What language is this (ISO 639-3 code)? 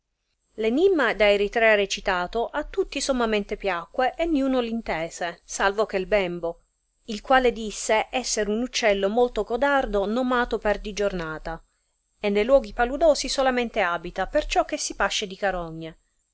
ita